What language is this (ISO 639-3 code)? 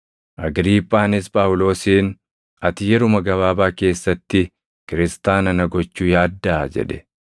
orm